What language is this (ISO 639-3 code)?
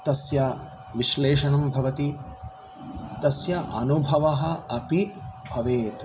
san